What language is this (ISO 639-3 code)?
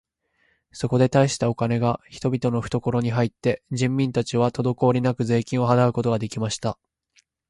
jpn